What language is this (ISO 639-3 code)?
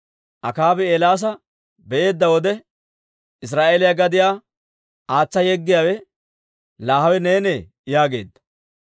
dwr